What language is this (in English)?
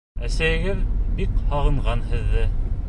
Bashkir